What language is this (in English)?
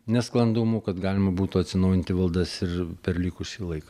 Lithuanian